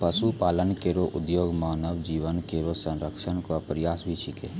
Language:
Maithili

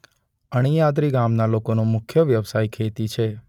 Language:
Gujarati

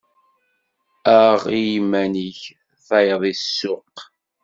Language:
Kabyle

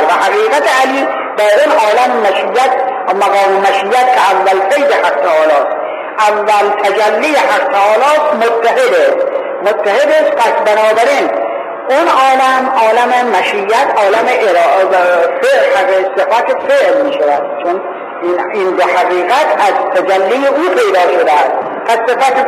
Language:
Persian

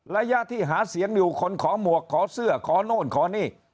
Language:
Thai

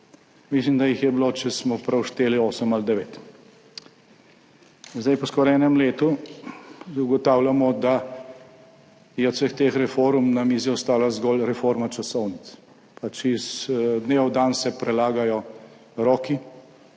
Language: Slovenian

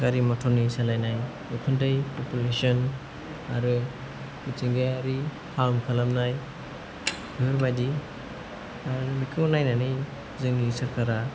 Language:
Bodo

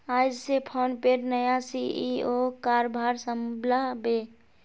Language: Magahi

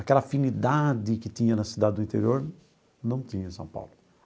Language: Portuguese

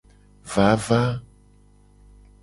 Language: Gen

